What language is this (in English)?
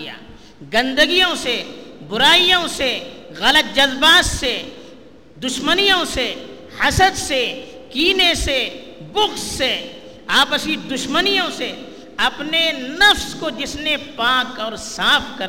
Urdu